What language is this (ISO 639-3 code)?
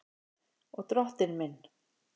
isl